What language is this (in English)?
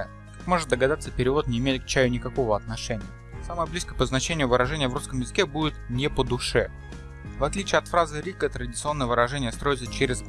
Russian